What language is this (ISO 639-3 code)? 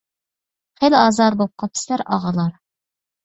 uig